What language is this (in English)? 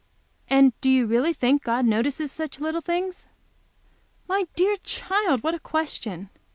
English